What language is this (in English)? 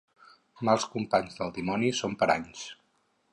Catalan